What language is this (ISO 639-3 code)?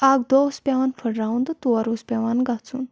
kas